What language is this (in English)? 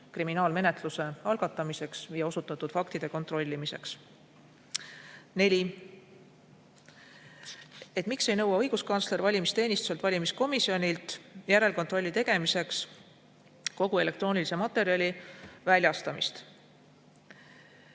Estonian